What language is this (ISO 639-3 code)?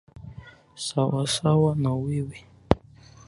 swa